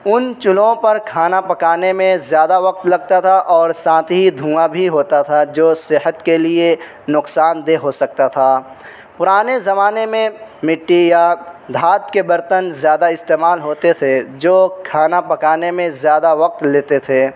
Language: Urdu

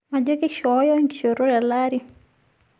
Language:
Masai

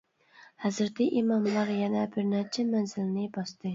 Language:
Uyghur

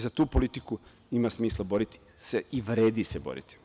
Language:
Serbian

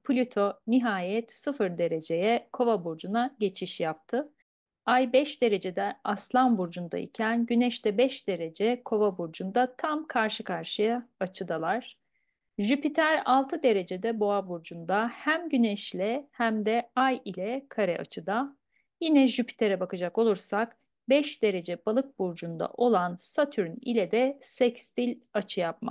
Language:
Turkish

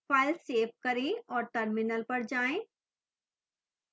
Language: Hindi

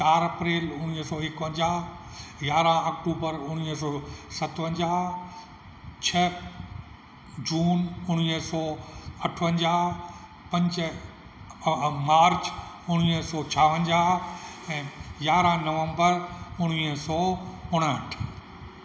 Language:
Sindhi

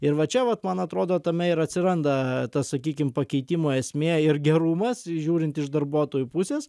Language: Lithuanian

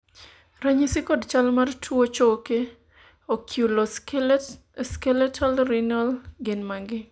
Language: Luo (Kenya and Tanzania)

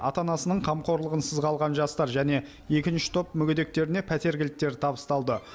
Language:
Kazakh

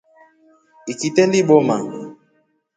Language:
Rombo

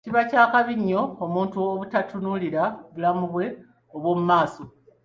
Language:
Ganda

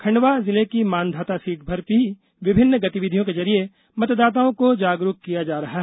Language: Hindi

